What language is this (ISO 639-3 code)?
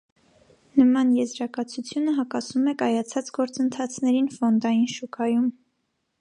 hye